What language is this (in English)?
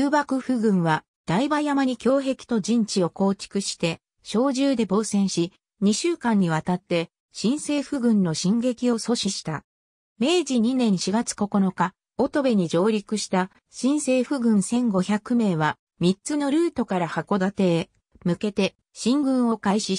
Japanese